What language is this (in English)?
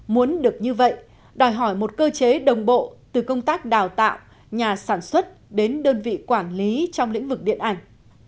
Vietnamese